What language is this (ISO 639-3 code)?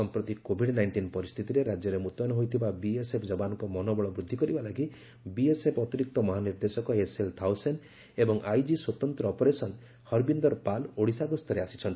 ori